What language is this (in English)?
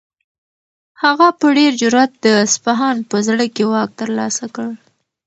Pashto